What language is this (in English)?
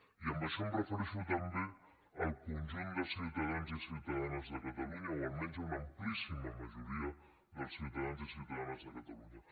Catalan